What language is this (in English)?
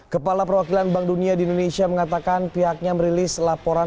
Indonesian